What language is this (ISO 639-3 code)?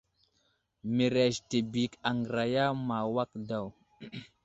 udl